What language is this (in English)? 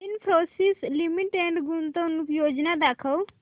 Marathi